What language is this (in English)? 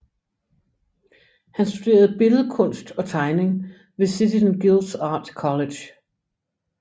Danish